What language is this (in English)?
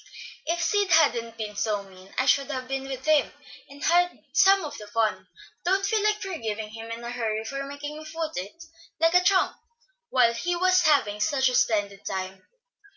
English